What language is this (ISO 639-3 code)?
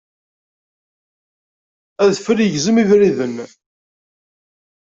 kab